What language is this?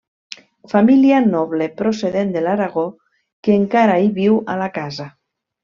Catalan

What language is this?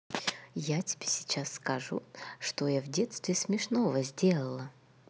Russian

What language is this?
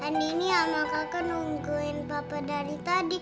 Indonesian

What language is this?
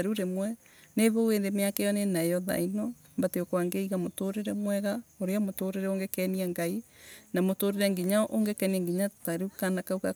Embu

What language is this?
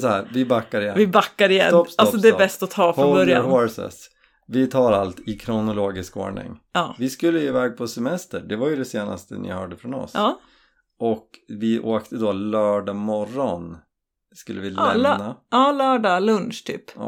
Swedish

